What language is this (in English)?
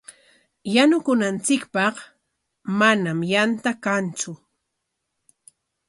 Corongo Ancash Quechua